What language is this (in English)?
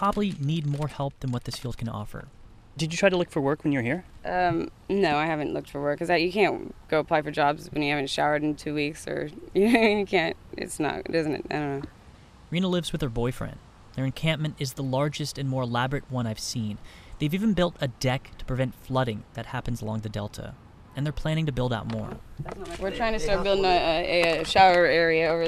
English